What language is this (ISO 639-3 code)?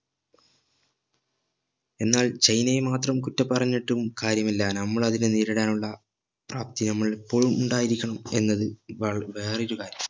mal